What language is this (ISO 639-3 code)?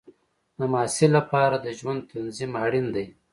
pus